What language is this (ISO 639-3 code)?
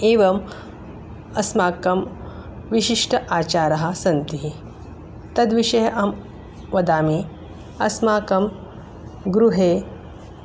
san